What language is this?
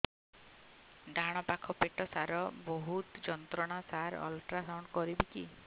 Odia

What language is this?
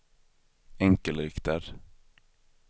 Swedish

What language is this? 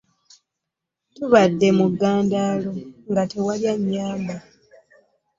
Ganda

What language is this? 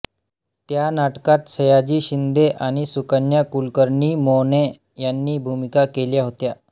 Marathi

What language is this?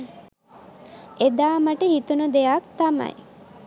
Sinhala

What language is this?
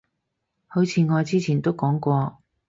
Cantonese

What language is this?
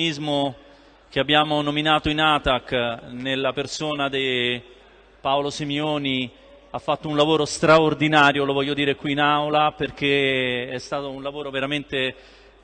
Italian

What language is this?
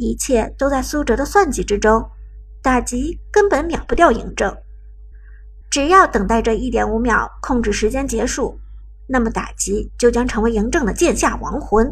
Chinese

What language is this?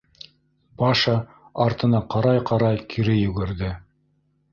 Bashkir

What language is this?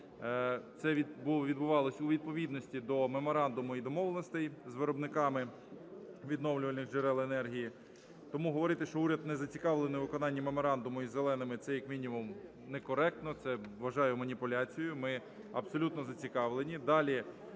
Ukrainian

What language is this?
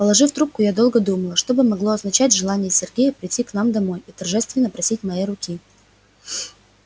Russian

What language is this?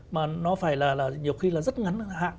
Vietnamese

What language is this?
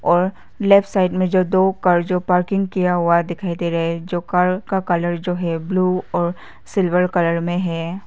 Hindi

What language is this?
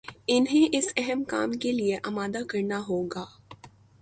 Urdu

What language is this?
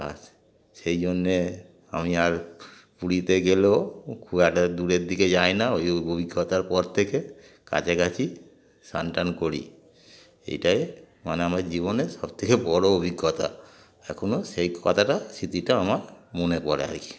Bangla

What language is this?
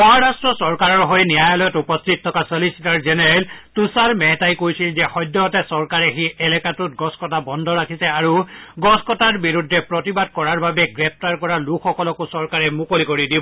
Assamese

